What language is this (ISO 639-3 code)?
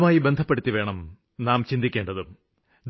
mal